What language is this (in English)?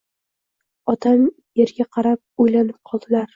Uzbek